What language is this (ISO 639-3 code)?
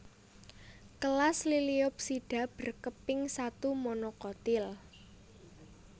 jav